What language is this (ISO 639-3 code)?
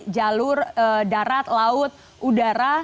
ind